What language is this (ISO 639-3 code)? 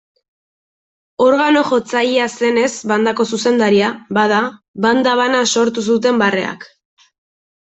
eus